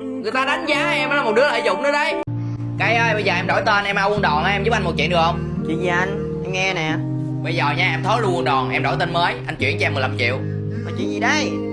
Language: Vietnamese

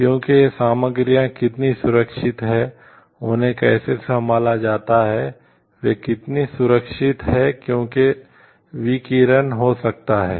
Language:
Hindi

